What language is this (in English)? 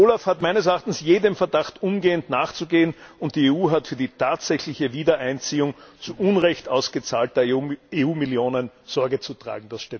German